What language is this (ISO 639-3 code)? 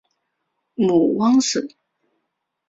zho